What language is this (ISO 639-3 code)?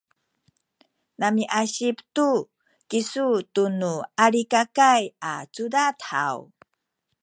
szy